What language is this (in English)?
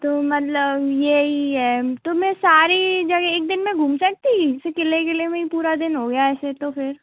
Hindi